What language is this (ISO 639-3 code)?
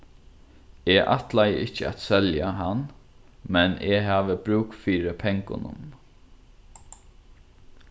fao